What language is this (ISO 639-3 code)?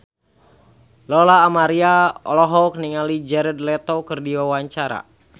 sun